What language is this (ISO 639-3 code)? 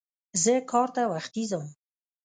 pus